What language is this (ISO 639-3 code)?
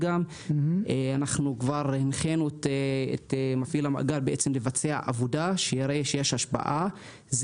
heb